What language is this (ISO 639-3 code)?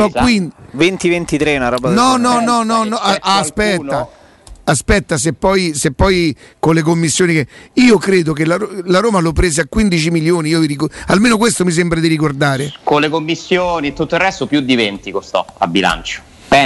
ita